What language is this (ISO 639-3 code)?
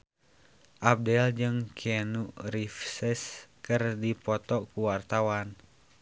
sun